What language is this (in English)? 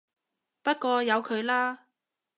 Cantonese